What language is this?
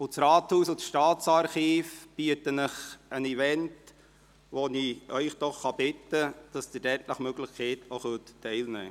Swiss German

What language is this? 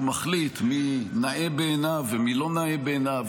Hebrew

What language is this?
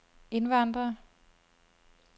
Danish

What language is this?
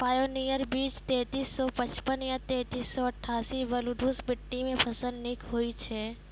Maithili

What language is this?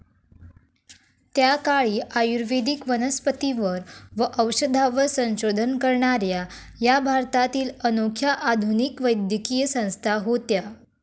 Marathi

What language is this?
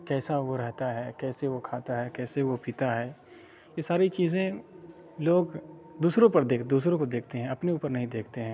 Urdu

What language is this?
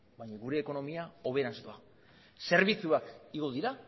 Basque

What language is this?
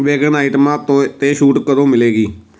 Punjabi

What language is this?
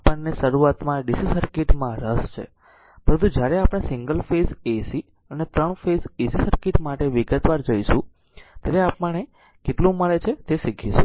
Gujarati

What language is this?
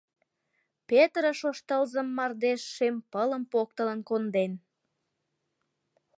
Mari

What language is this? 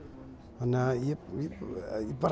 Icelandic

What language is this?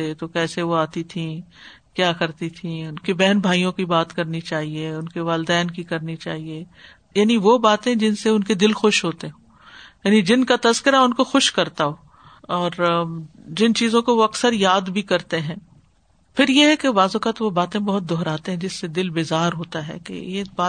Urdu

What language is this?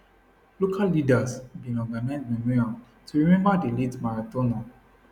Nigerian Pidgin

